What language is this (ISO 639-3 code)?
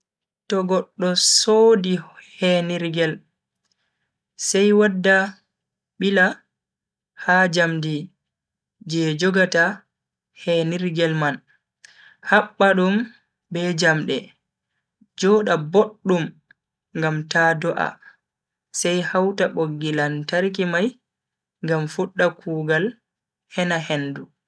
fui